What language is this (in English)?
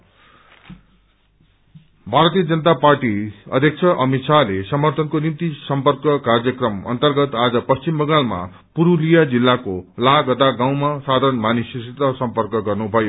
Nepali